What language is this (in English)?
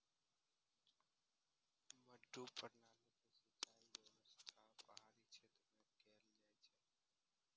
Maithili